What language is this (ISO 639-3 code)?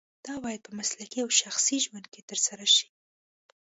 pus